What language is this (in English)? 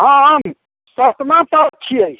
Maithili